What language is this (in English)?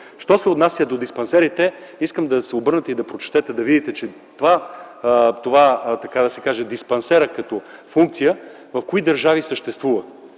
Bulgarian